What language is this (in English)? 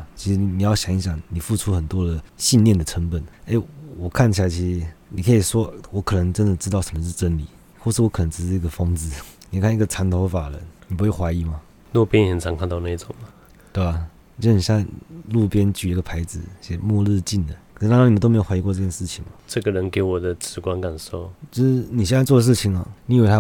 Chinese